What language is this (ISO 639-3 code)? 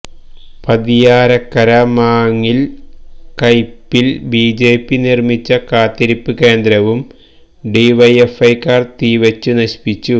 mal